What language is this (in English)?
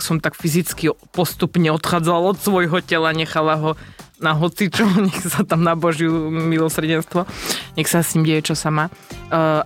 Slovak